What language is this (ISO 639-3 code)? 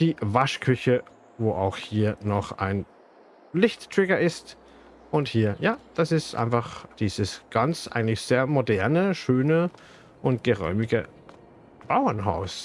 deu